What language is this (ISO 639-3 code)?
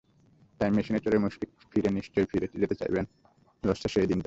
ben